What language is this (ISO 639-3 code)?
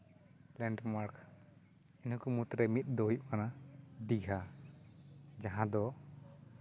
sat